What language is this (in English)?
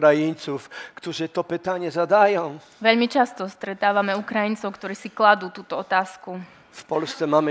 Slovak